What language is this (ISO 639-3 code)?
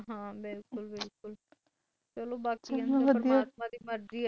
pan